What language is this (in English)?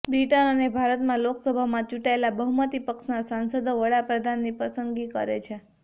Gujarati